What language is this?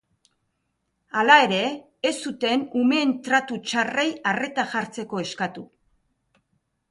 Basque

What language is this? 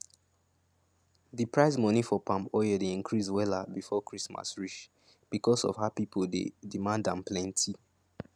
Nigerian Pidgin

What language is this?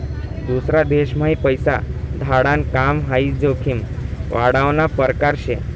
Marathi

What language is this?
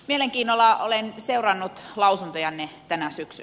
Finnish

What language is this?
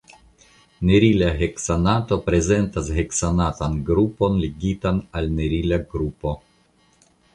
Esperanto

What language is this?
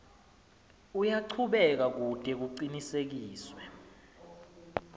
Swati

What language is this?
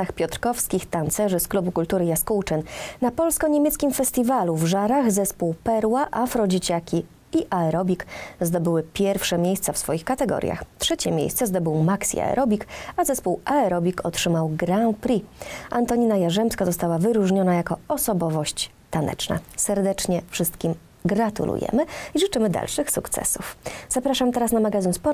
Polish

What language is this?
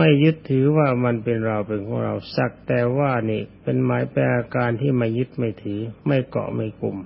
Thai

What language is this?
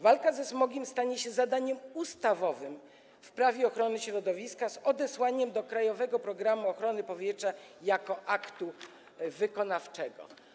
Polish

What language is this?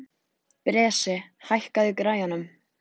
Icelandic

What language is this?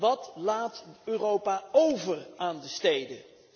Dutch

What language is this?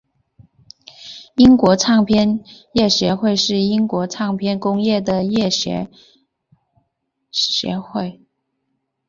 Chinese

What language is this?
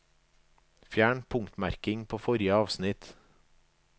Norwegian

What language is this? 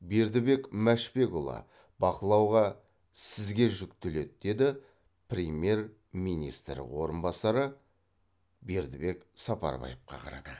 Kazakh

